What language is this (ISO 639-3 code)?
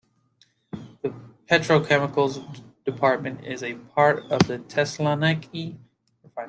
eng